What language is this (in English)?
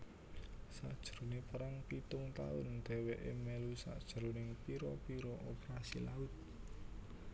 Javanese